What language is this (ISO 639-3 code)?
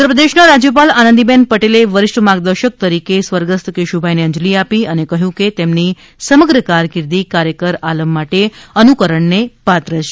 guj